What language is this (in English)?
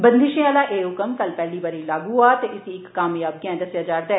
Dogri